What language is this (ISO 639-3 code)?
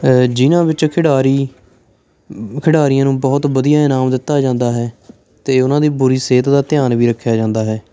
pan